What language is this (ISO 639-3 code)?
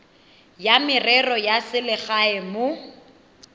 tsn